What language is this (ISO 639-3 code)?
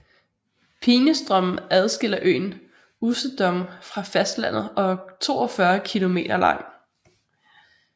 dan